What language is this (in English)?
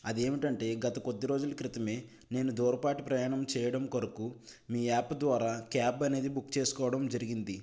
Telugu